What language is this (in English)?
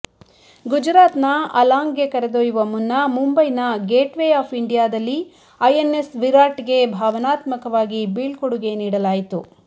Kannada